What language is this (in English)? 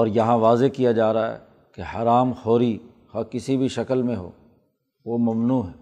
Urdu